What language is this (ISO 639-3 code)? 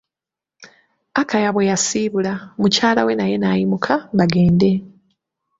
lug